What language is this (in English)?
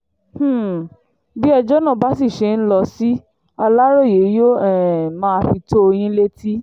Yoruba